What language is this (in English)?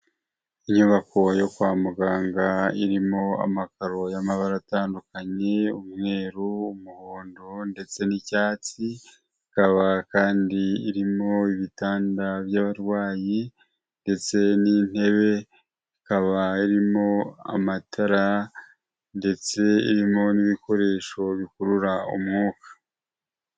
Kinyarwanda